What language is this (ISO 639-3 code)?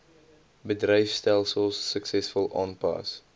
afr